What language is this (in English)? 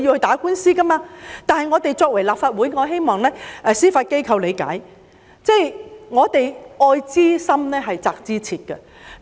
Cantonese